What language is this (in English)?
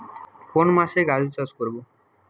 Bangla